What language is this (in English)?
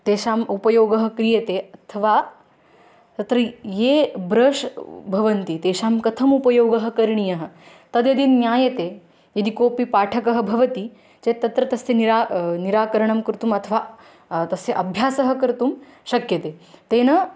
Sanskrit